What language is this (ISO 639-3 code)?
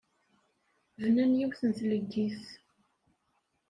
kab